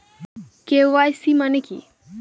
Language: Bangla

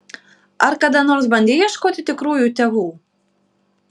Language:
Lithuanian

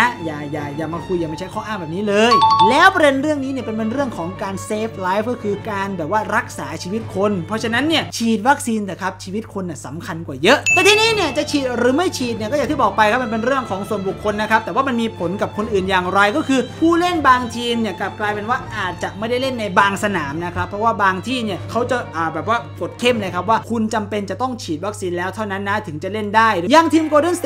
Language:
Thai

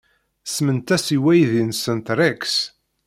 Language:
Kabyle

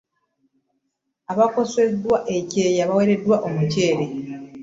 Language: Ganda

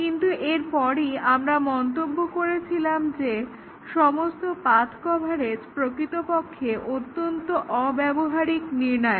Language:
Bangla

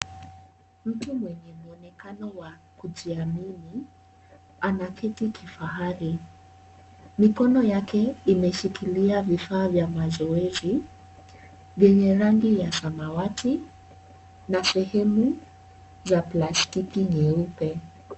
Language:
Swahili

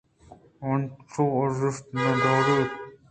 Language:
Eastern Balochi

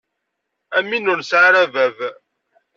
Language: Kabyle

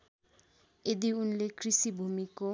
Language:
Nepali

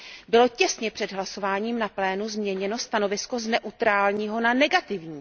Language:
Czech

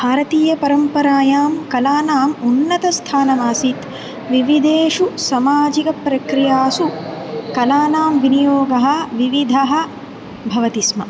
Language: Sanskrit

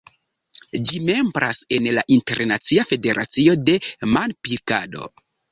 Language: Esperanto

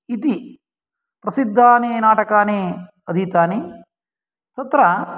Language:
Sanskrit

